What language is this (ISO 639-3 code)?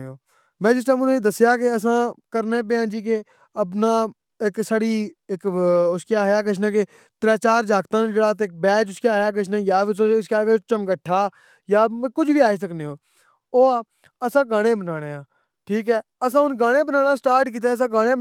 phr